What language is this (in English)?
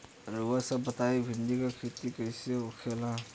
Bhojpuri